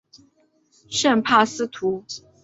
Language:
Chinese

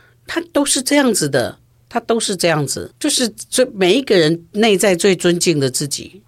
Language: Chinese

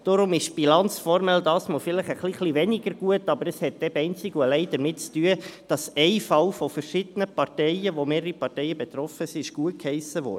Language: Swiss German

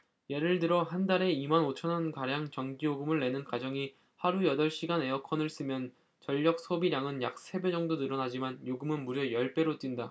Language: Korean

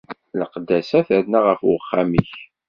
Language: Kabyle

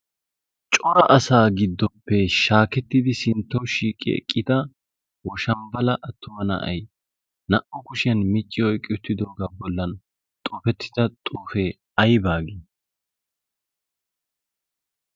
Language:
Wolaytta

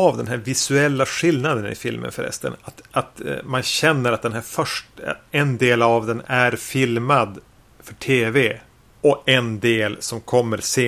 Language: Swedish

